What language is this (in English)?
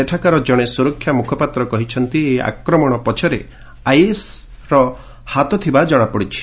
Odia